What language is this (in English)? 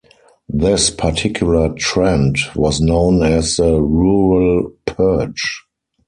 English